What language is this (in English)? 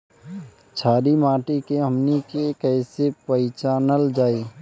Bhojpuri